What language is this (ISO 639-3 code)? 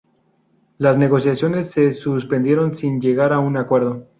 spa